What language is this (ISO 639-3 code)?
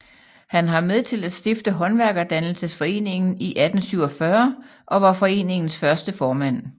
dan